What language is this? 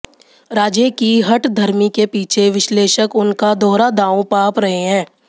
Hindi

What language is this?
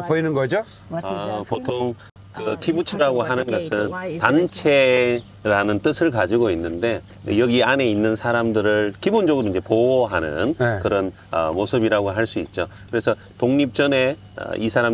Korean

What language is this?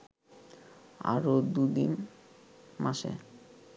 Bangla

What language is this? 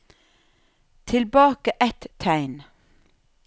Norwegian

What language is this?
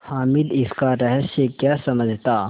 Hindi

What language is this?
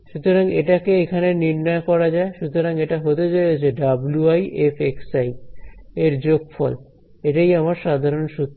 Bangla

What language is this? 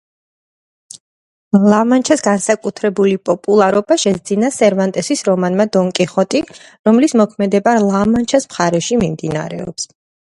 Georgian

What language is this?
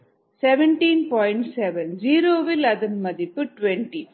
Tamil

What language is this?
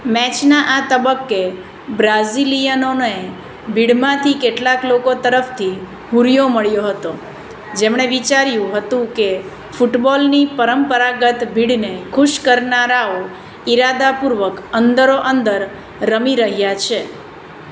Gujarati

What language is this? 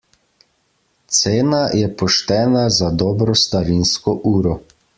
Slovenian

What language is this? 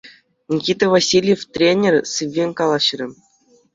Chuvash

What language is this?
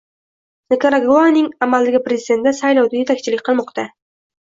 Uzbek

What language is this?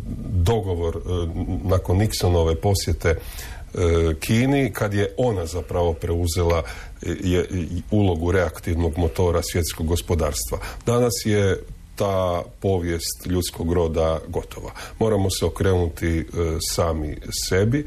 Croatian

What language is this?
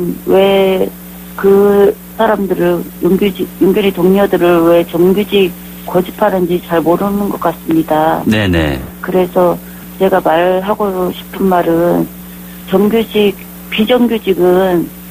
Korean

